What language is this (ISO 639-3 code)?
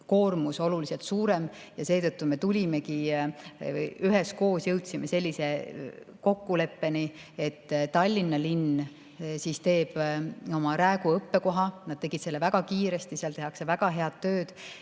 est